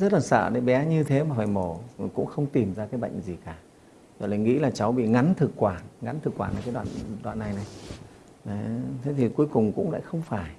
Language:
Vietnamese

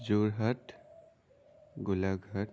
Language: Assamese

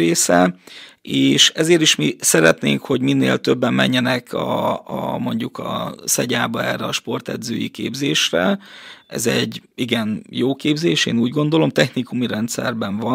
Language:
Hungarian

